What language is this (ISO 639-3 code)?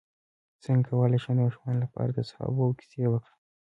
pus